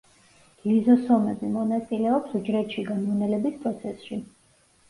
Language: Georgian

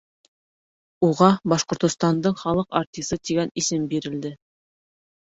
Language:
Bashkir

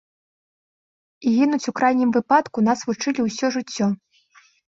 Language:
Belarusian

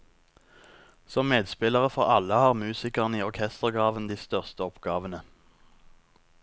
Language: Norwegian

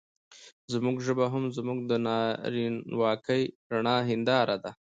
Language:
Pashto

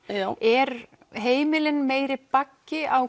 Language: Icelandic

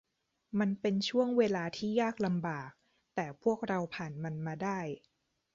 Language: Thai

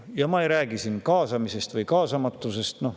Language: Estonian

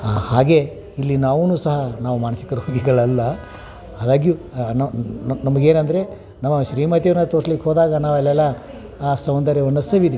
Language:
Kannada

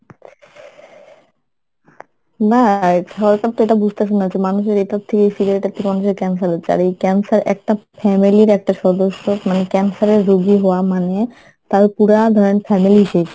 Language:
Bangla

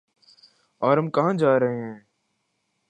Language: Urdu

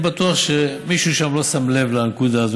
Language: Hebrew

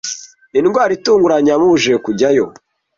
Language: Kinyarwanda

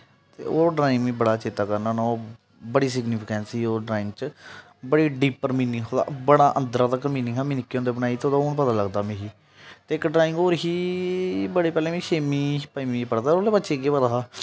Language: Dogri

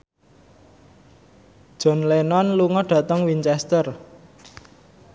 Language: Javanese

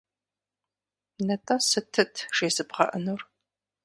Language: Kabardian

